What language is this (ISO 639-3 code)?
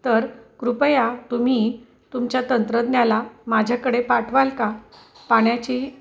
mar